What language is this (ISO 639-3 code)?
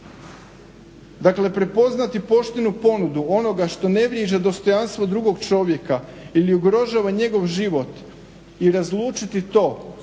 hrv